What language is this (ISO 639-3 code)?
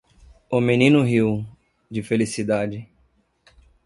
por